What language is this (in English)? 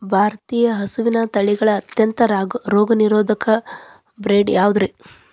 Kannada